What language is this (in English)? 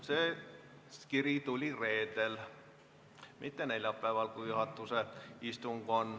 Estonian